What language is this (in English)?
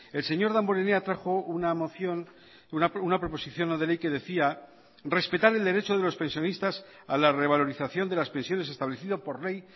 Spanish